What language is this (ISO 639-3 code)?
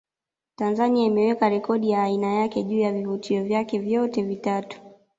swa